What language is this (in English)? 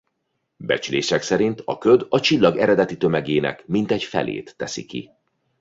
Hungarian